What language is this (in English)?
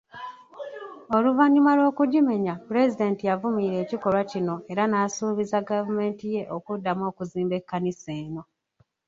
Ganda